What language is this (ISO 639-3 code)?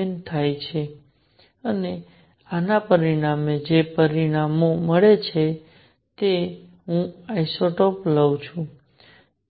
guj